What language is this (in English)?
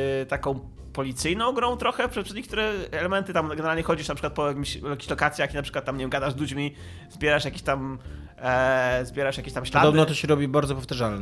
Polish